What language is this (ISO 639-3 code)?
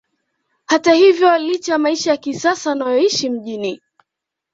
swa